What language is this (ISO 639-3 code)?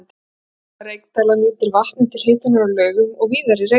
isl